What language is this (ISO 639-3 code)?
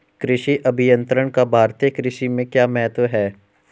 hin